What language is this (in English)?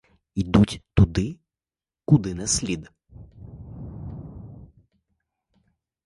Ukrainian